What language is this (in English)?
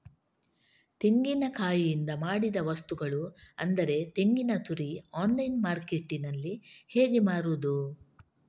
Kannada